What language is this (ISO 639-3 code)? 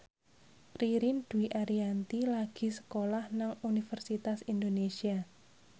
jav